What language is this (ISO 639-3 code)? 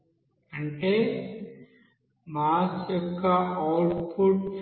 tel